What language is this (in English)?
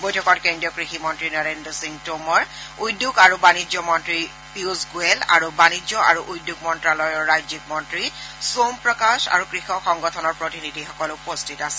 Assamese